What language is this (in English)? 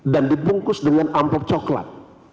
Indonesian